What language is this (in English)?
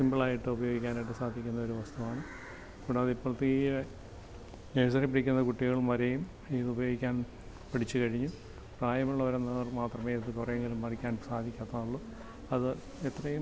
Malayalam